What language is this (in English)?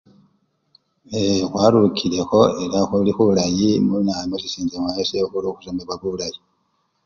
Luyia